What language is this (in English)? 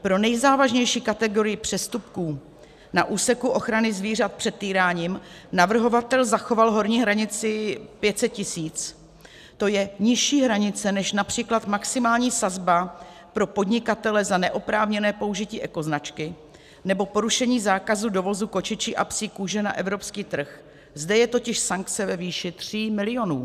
Czech